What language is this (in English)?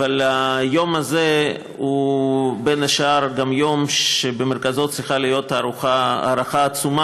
Hebrew